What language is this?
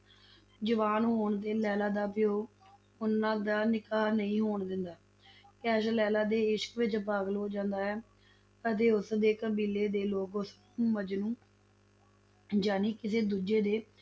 Punjabi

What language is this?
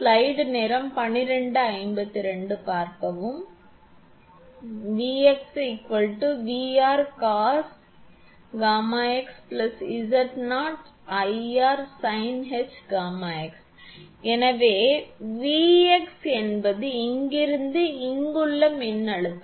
Tamil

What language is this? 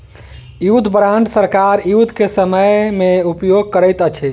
Maithili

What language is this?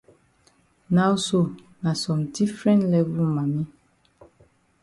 Cameroon Pidgin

